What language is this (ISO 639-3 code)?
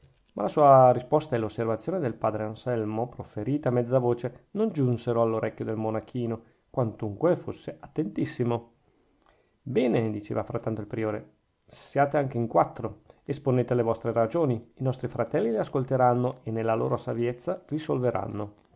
ita